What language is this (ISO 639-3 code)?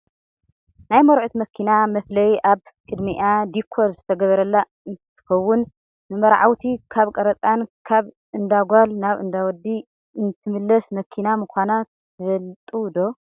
tir